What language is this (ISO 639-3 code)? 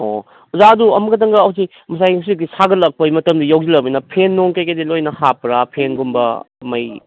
mni